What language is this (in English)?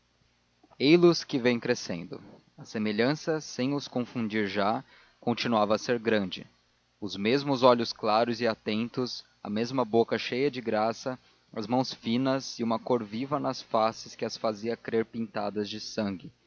Portuguese